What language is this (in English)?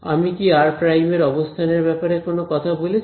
Bangla